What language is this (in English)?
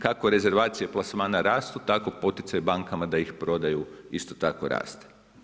Croatian